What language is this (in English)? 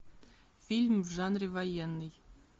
Russian